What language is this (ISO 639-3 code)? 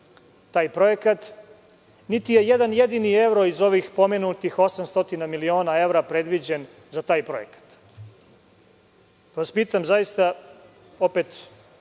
srp